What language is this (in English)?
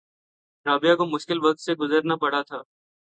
Urdu